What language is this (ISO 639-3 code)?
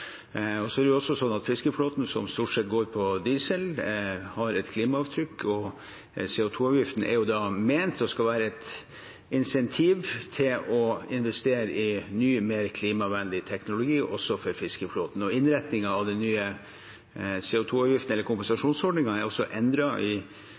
nob